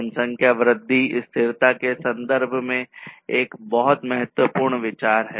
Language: Hindi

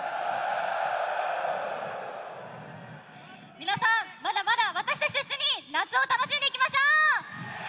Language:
Japanese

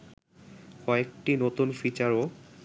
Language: Bangla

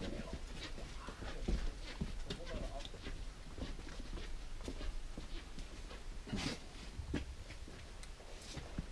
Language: German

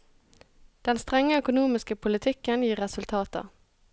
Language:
Norwegian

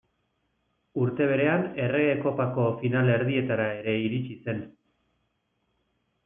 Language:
Basque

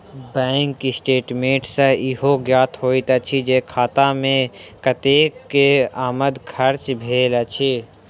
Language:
Maithili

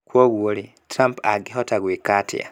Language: Kikuyu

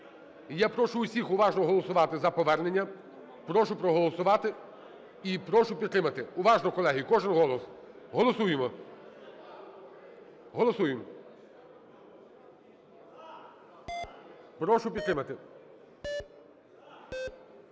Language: Ukrainian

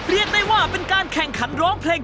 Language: Thai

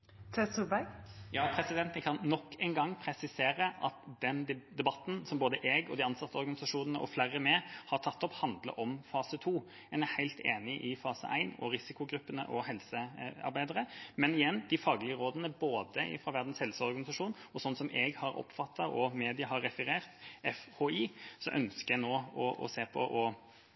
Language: Norwegian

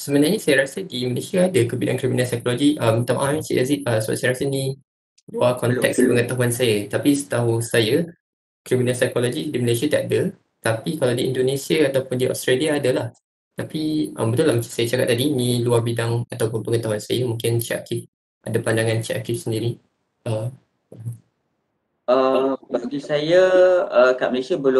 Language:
Malay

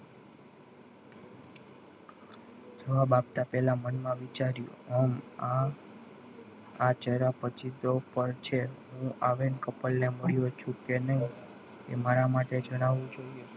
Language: Gujarati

